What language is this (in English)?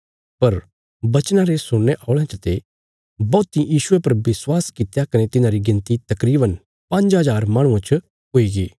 Bilaspuri